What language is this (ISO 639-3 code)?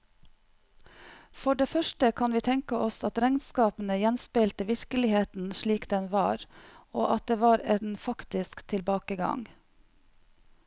nor